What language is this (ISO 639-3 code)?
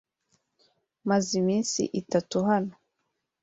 kin